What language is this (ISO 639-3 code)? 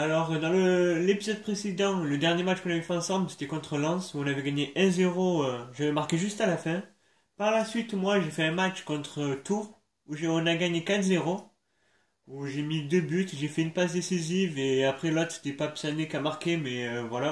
fra